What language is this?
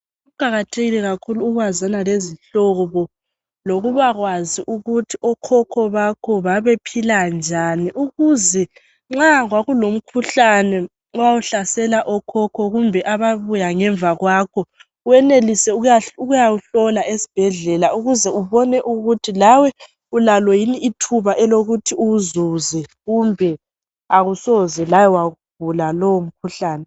North Ndebele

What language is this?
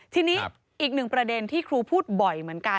Thai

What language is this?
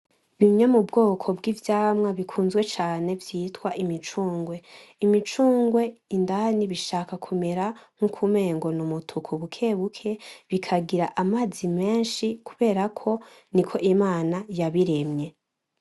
Rundi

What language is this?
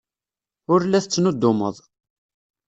Kabyle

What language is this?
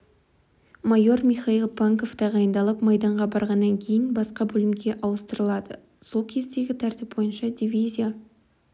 Kazakh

